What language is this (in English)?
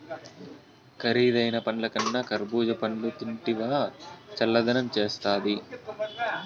Telugu